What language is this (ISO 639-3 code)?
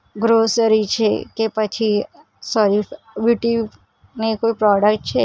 guj